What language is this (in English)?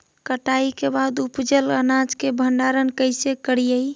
Magahi